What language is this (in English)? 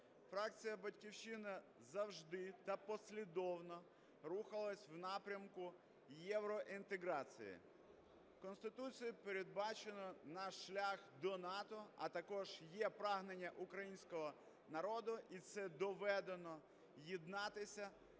Ukrainian